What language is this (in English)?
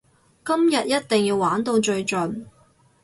Cantonese